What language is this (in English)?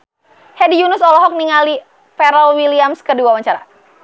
Sundanese